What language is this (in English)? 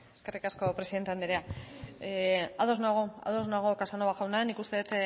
Basque